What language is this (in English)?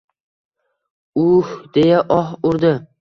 Uzbek